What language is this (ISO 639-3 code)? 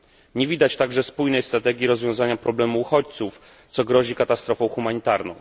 pol